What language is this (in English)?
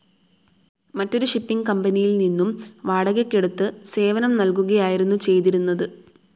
Malayalam